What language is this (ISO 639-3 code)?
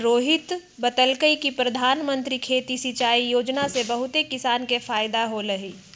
mag